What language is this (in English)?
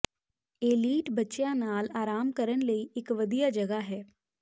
Punjabi